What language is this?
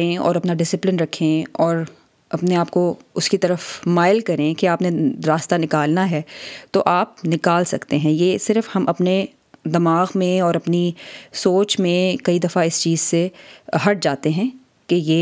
Urdu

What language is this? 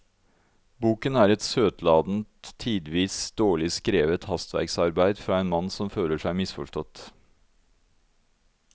Norwegian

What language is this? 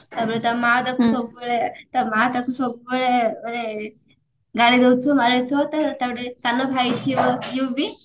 Odia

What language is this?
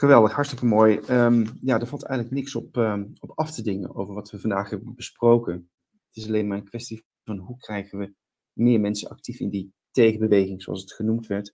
Dutch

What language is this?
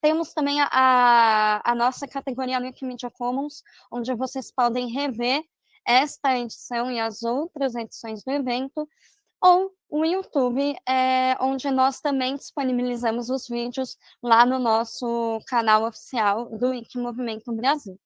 Portuguese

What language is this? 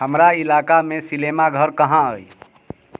Maithili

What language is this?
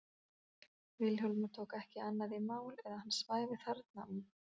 Icelandic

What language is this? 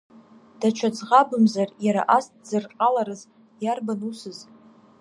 Abkhazian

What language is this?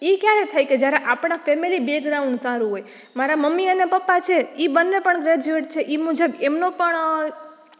Gujarati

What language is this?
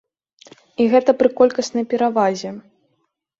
Belarusian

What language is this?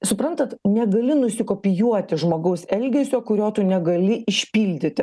Lithuanian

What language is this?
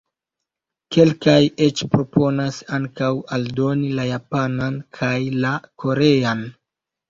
Esperanto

